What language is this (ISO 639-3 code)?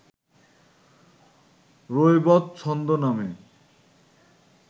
ben